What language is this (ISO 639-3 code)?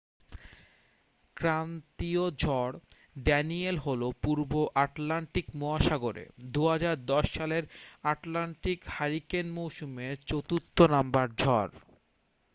ben